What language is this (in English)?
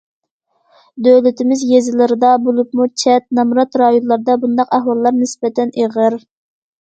Uyghur